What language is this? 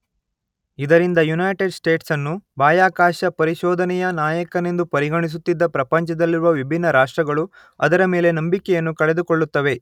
Kannada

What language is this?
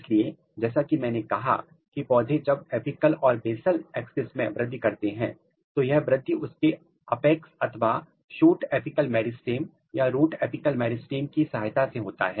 Hindi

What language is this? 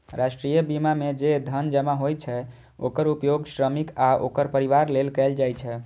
Maithili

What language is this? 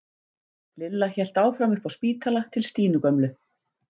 Icelandic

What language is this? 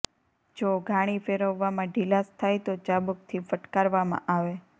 Gujarati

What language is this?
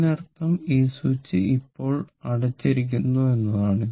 Malayalam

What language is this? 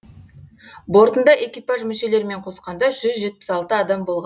Kazakh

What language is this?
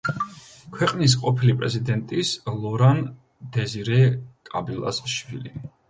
Georgian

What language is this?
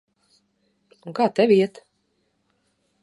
Latvian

